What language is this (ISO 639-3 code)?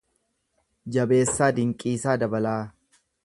orm